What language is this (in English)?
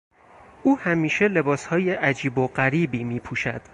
Persian